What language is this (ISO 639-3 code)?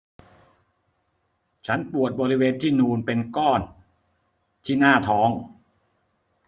tha